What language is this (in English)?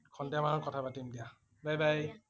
Assamese